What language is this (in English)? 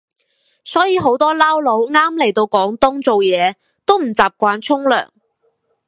Cantonese